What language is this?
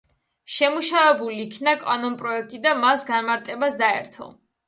Georgian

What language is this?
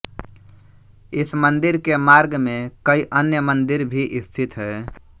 Hindi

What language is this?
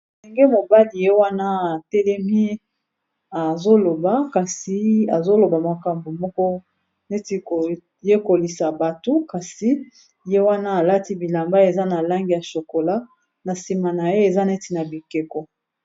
Lingala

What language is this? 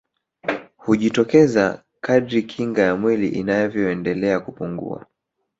Swahili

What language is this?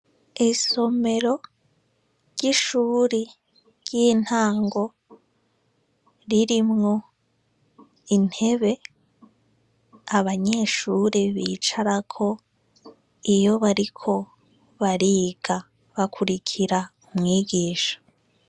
Rundi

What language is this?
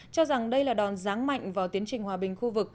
Vietnamese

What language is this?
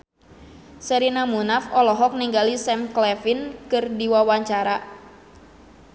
Sundanese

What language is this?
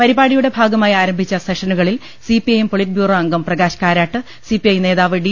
Malayalam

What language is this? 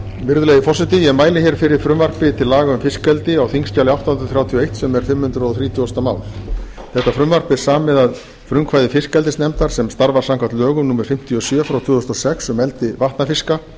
Icelandic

